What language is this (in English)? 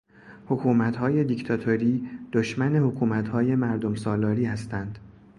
Persian